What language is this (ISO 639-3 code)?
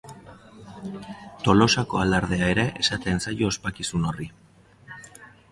eus